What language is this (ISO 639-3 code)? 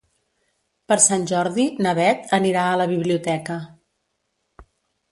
cat